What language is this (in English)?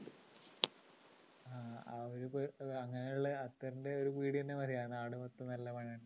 Malayalam